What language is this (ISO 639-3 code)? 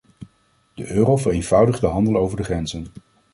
nld